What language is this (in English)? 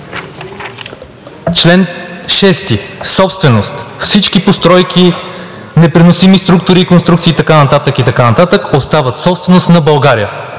Bulgarian